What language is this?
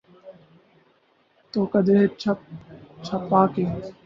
Urdu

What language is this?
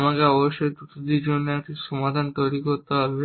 Bangla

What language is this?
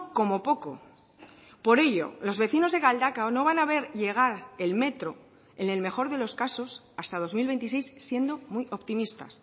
Spanish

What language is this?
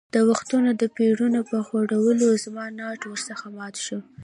Pashto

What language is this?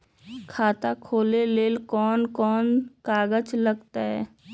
Magahi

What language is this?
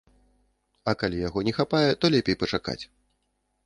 Belarusian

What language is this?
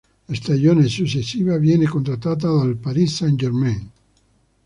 Italian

